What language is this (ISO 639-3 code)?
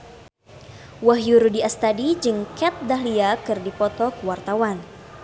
sun